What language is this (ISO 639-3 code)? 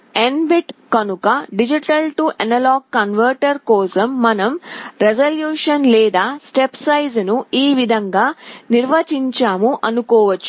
tel